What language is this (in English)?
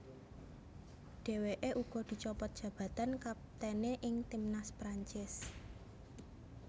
Javanese